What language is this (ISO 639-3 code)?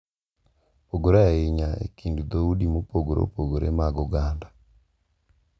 luo